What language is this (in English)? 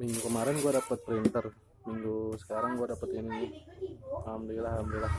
Indonesian